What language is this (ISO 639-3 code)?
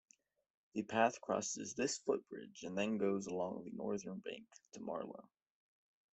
eng